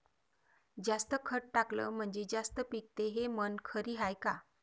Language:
Marathi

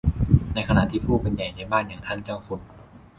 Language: Thai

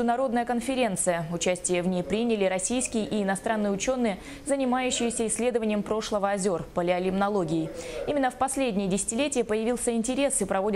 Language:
Russian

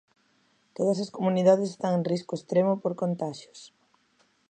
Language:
Galician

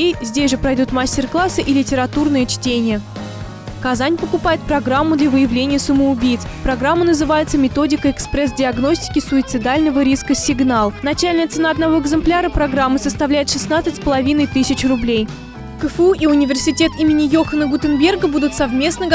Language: Russian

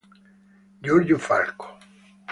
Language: Italian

